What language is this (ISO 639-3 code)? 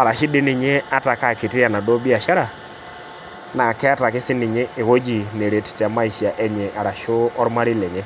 mas